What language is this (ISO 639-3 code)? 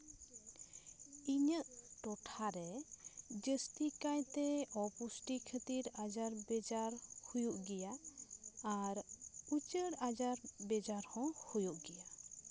sat